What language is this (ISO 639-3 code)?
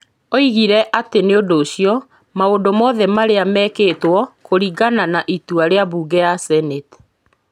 kik